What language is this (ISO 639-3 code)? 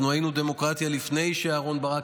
heb